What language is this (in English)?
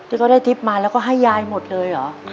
Thai